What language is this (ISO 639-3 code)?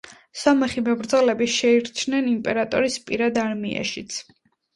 kat